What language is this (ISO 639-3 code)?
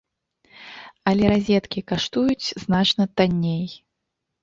bel